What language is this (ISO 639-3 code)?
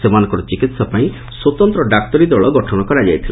ori